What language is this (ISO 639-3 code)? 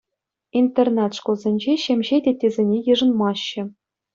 chv